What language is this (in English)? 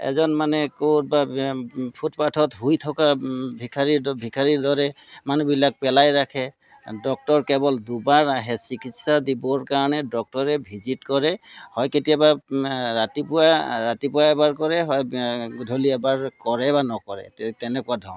Assamese